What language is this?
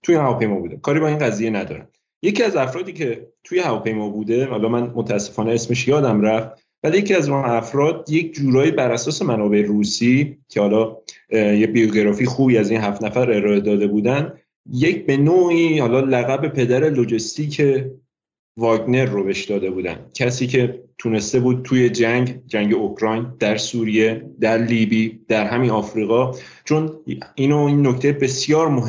Persian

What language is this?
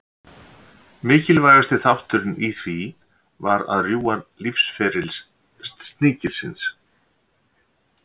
Icelandic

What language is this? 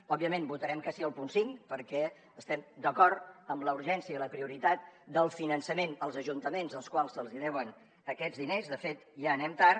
Catalan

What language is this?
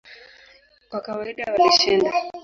Swahili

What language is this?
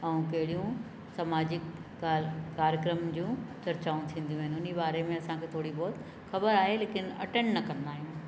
Sindhi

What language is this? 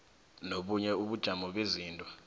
South Ndebele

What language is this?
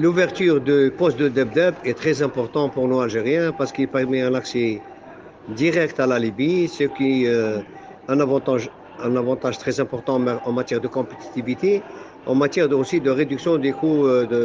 French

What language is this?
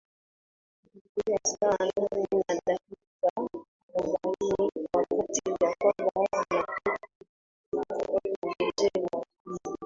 Swahili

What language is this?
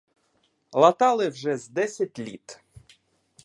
Ukrainian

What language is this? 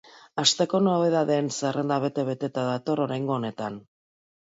Basque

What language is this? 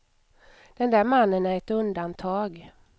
Swedish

